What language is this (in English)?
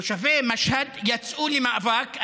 Hebrew